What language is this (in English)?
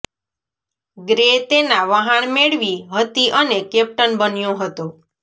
Gujarati